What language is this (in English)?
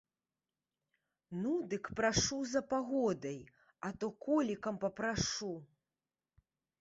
Belarusian